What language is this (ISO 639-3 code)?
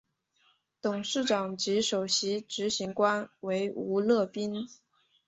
zho